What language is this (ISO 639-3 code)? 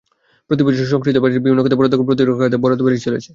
ben